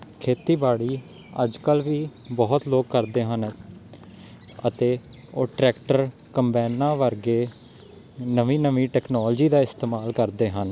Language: Punjabi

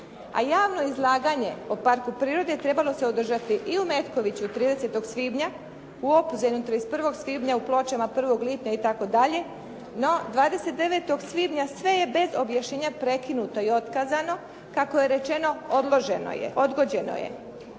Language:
Croatian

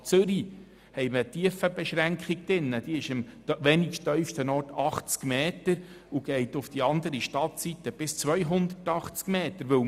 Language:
Swiss German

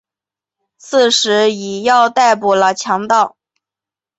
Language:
Chinese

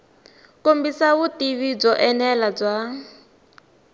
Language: Tsonga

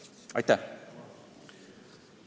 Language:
Estonian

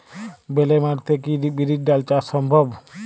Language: Bangla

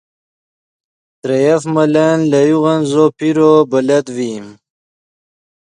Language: Yidgha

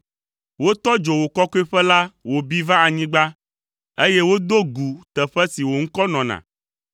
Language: Ewe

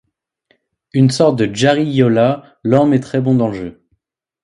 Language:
French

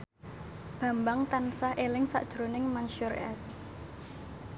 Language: Javanese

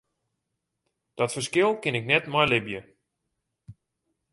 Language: Western Frisian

